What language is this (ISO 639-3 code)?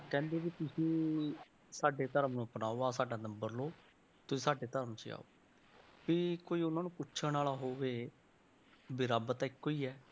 pan